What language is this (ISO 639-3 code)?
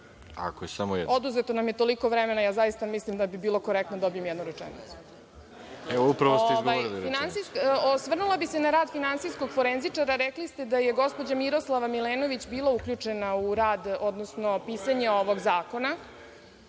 srp